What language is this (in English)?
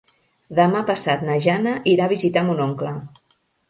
Catalan